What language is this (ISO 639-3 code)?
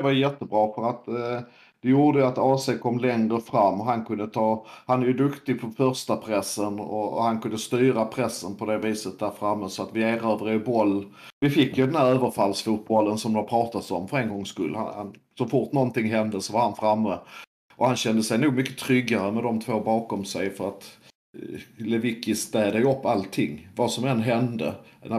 swe